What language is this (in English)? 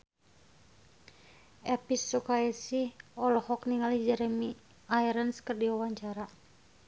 Sundanese